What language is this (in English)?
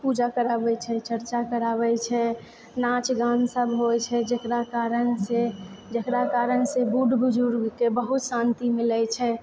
Maithili